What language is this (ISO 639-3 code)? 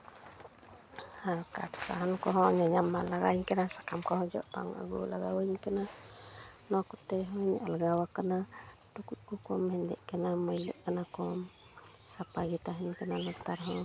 sat